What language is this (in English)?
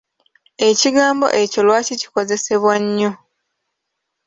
Ganda